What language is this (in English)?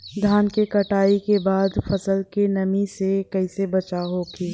Bhojpuri